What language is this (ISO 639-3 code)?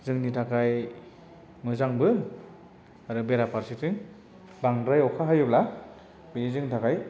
brx